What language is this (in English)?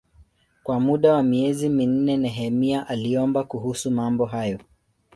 Swahili